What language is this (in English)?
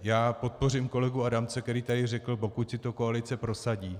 Czech